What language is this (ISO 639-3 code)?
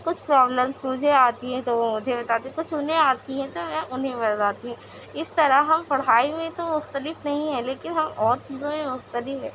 urd